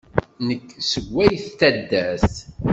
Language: Kabyle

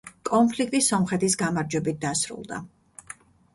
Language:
Georgian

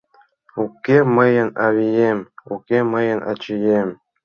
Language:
Mari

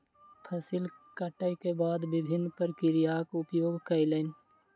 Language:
Maithili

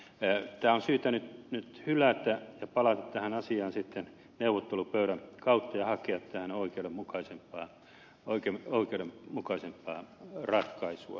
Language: Finnish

